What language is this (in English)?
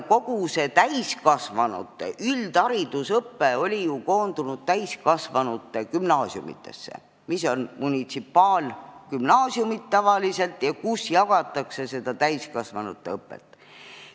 Estonian